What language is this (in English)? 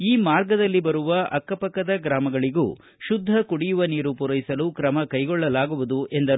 Kannada